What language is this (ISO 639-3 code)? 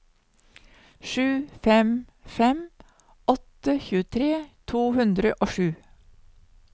nor